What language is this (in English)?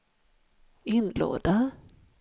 Swedish